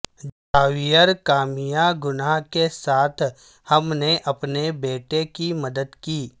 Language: Urdu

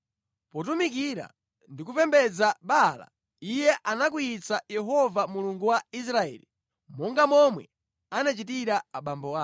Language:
Nyanja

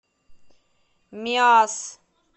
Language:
Russian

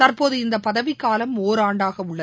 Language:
Tamil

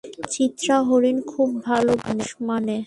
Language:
Bangla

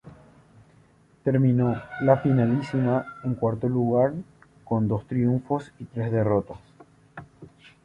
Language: Spanish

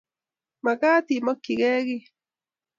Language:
Kalenjin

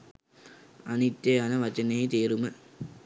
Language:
Sinhala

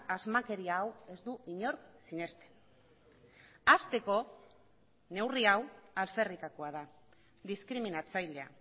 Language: Basque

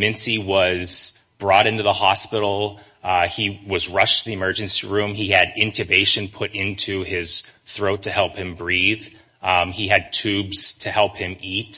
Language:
English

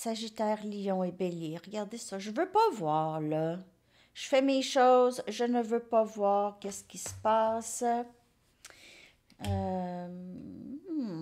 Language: French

